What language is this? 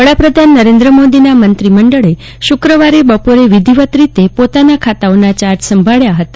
Gujarati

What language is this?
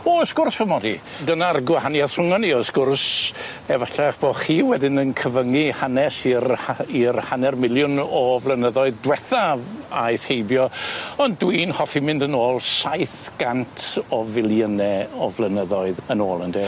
Welsh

